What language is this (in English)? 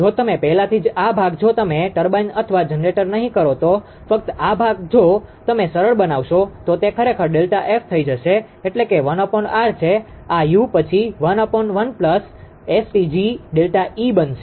Gujarati